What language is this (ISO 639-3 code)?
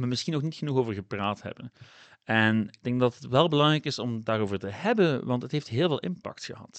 nld